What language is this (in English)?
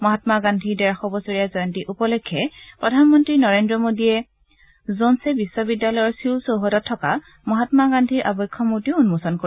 Assamese